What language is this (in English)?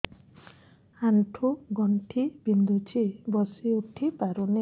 Odia